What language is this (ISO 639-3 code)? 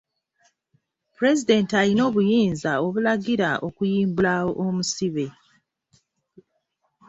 lug